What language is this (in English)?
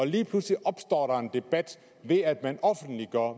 Danish